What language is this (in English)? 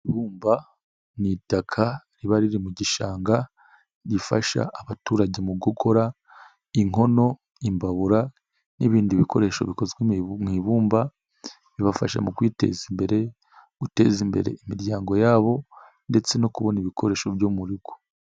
Kinyarwanda